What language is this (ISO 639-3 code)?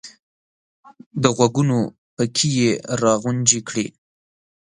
pus